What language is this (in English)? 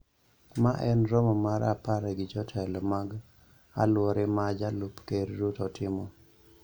Luo (Kenya and Tanzania)